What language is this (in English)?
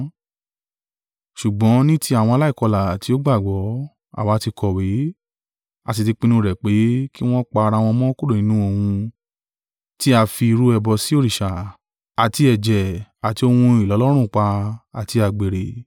Yoruba